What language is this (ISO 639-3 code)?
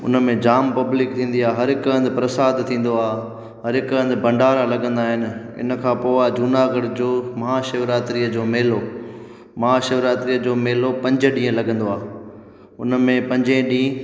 snd